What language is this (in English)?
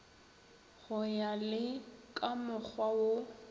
Northern Sotho